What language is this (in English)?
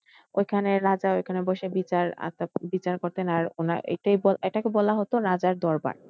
Bangla